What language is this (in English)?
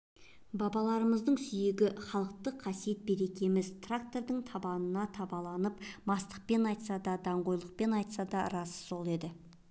Kazakh